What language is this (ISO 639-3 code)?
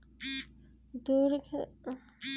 bho